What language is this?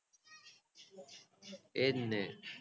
Gujarati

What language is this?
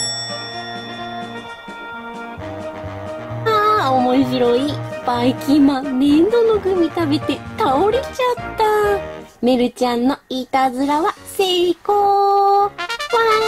Japanese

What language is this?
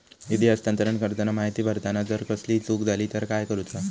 Marathi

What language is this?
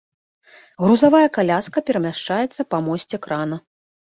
Belarusian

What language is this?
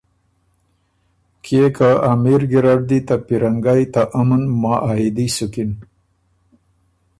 Ormuri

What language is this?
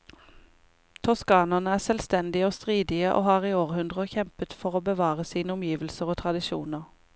Norwegian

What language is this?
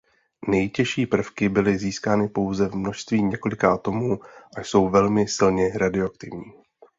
Czech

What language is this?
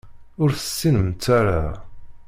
Kabyle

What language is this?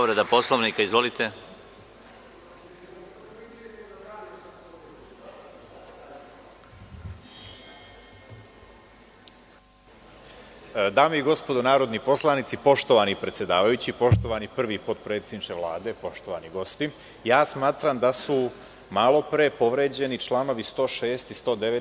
Serbian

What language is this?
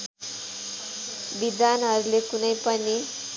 Nepali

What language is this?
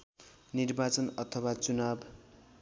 Nepali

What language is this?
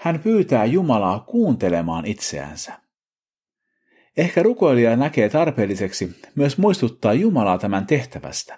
Finnish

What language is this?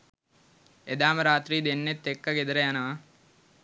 Sinhala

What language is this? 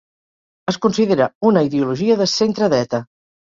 Catalan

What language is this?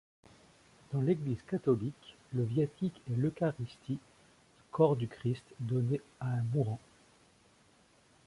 French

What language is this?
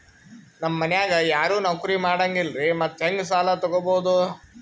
Kannada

